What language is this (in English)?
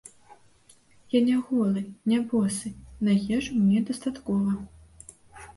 Belarusian